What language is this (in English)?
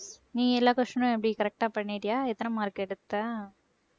Tamil